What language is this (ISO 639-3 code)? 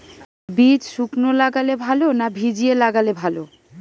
ben